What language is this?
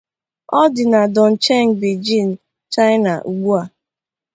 Igbo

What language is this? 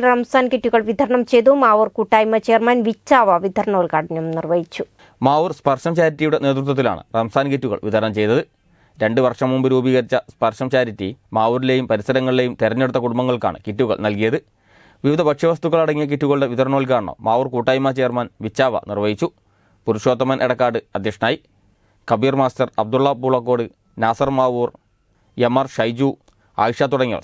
Malayalam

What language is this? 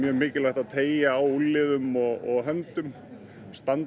Icelandic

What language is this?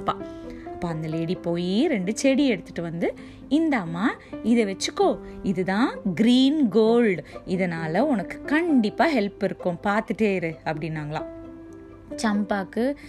Tamil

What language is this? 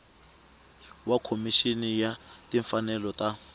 Tsonga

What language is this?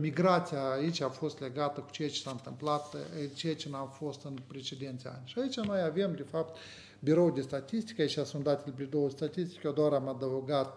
Romanian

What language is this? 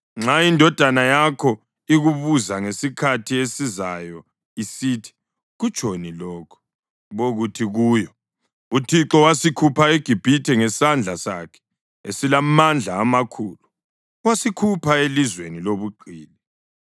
North Ndebele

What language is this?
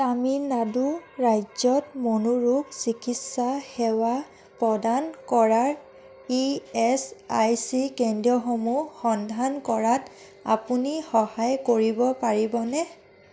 Assamese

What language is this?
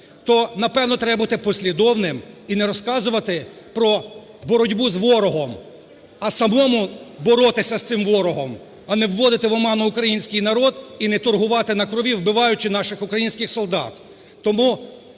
Ukrainian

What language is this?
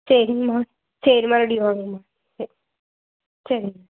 Tamil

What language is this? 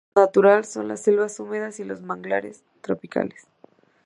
Spanish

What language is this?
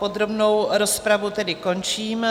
Czech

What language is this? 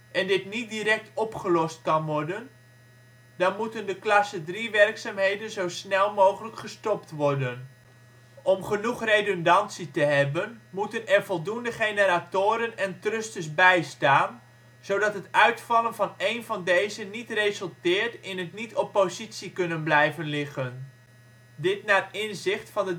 Dutch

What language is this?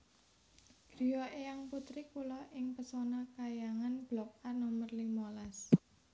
Javanese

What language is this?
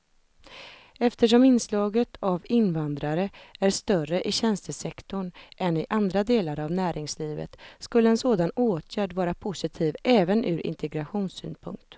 Swedish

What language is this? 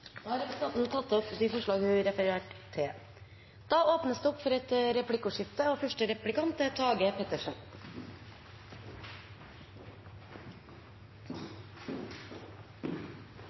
Norwegian Bokmål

